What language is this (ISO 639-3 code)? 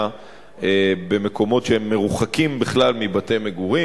heb